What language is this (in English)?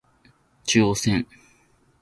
Japanese